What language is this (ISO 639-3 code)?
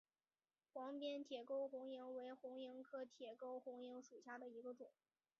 zho